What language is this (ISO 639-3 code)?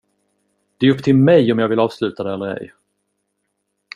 swe